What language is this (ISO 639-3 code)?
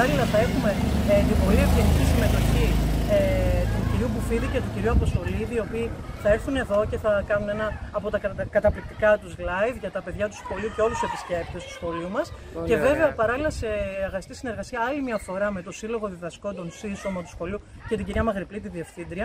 ell